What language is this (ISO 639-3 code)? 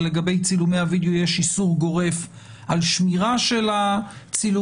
heb